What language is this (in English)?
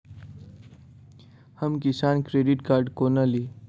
Maithili